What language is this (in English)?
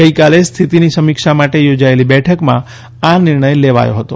Gujarati